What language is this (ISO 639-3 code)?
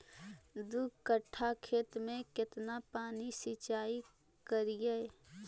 mag